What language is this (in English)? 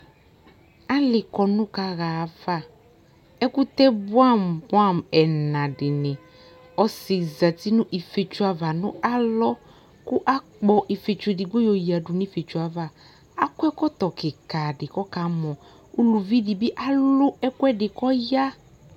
Ikposo